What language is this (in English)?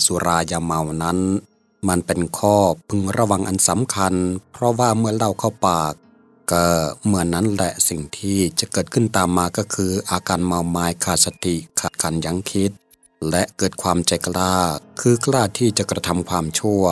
Thai